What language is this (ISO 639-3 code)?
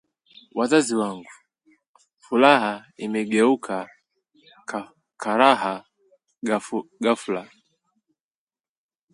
swa